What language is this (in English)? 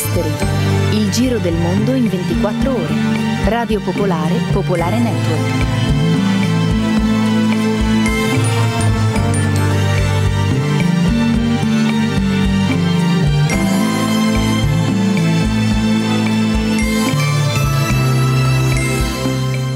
Italian